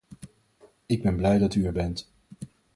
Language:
Dutch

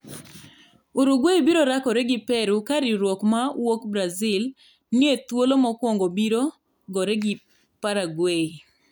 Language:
Luo (Kenya and Tanzania)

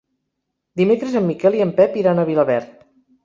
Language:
Catalan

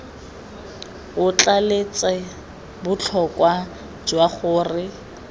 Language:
Tswana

